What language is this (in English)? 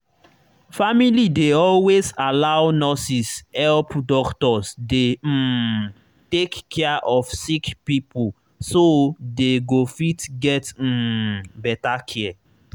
Nigerian Pidgin